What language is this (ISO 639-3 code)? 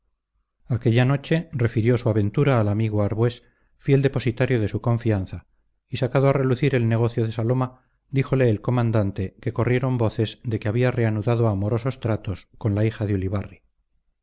spa